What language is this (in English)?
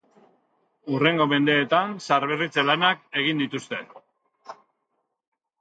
Basque